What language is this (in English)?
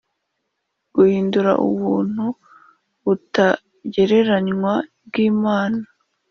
Kinyarwanda